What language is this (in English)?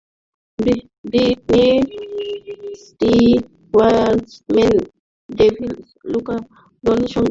Bangla